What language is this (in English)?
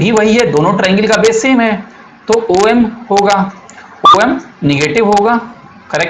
Hindi